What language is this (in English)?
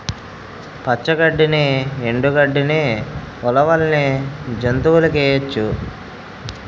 Telugu